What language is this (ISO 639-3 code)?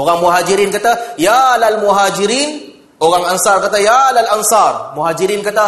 msa